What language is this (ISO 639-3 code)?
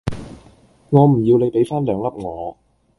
yue